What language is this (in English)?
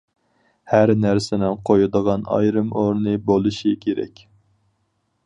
Uyghur